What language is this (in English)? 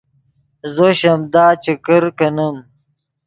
Yidgha